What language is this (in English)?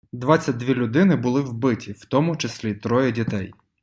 Ukrainian